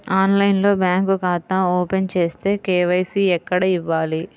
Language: Telugu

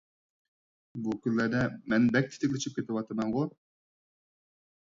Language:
Uyghur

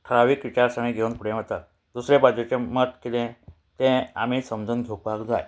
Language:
Konkani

